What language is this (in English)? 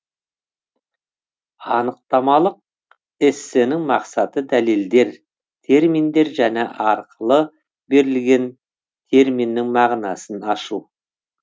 Kazakh